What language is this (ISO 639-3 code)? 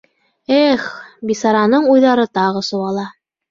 bak